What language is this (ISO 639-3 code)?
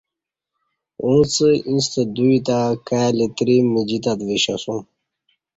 bsh